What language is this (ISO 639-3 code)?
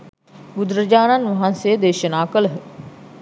sin